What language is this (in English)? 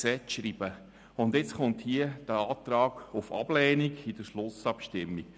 Swiss German